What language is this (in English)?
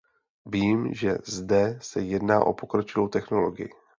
Czech